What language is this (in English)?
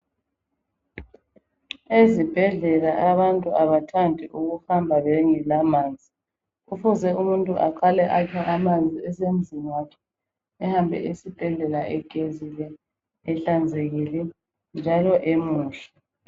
North Ndebele